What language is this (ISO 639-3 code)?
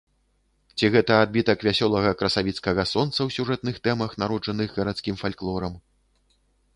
bel